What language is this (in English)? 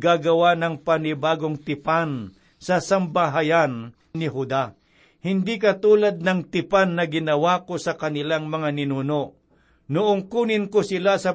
Filipino